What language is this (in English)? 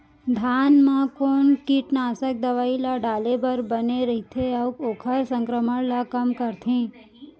Chhattisgarhi